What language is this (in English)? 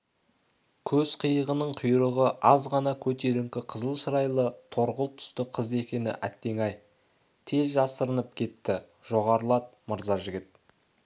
Kazakh